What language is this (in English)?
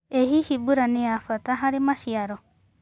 Kikuyu